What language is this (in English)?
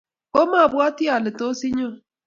Kalenjin